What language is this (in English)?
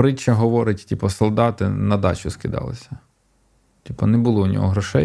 Ukrainian